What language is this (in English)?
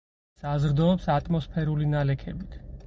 Georgian